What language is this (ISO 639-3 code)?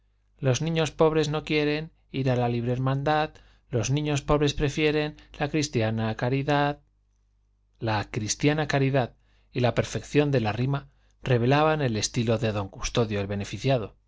spa